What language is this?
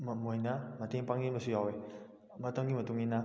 Manipuri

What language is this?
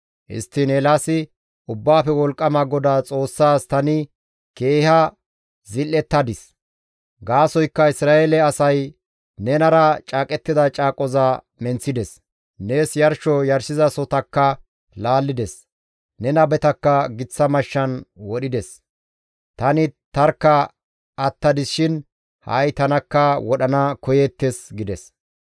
Gamo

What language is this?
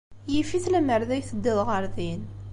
Kabyle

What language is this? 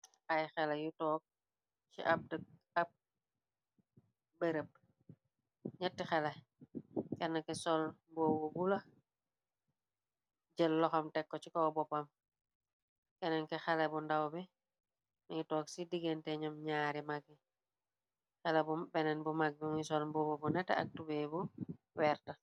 Wolof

